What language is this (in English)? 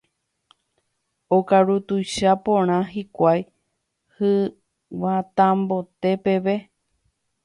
Guarani